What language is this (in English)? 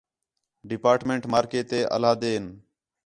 Khetrani